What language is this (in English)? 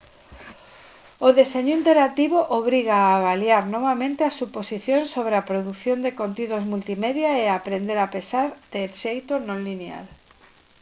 Galician